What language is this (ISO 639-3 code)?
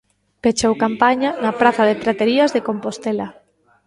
glg